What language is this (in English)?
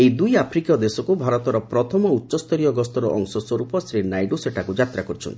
Odia